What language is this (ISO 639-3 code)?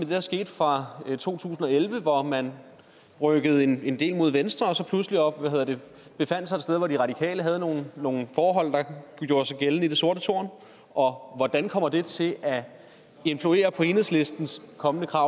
dan